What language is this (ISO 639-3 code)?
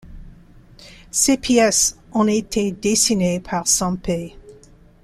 fra